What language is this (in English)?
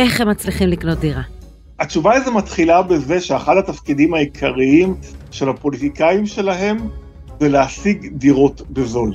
Hebrew